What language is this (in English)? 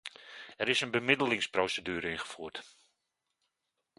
Dutch